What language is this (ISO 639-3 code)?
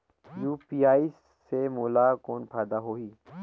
hne